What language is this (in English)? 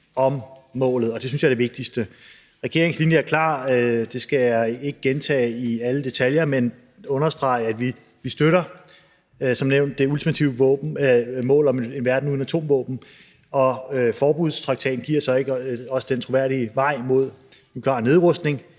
Danish